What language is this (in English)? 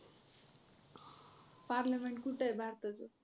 Marathi